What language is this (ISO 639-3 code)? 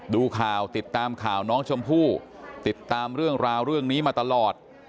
tha